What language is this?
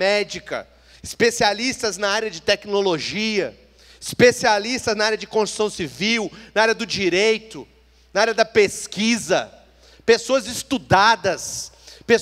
Portuguese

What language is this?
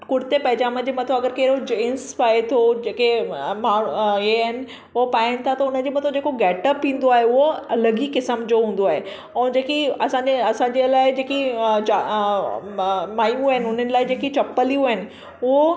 Sindhi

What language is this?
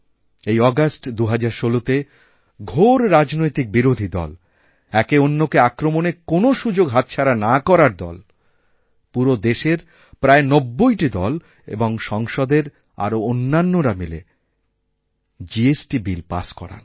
Bangla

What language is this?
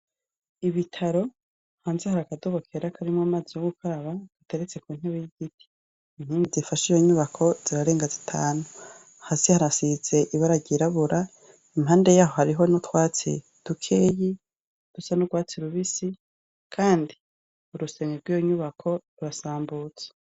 Rundi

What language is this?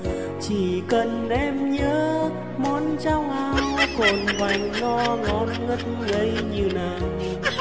Vietnamese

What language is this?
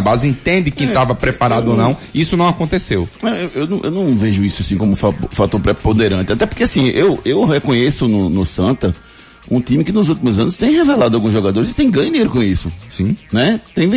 Portuguese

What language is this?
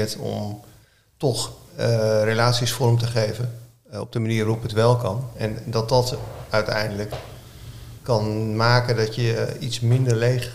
Dutch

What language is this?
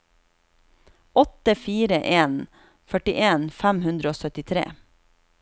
Norwegian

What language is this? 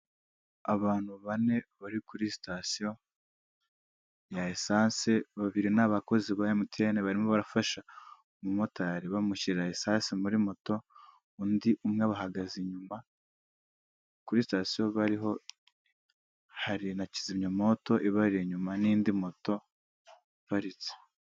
Kinyarwanda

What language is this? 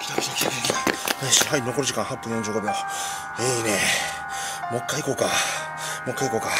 Japanese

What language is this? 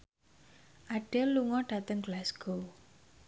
Javanese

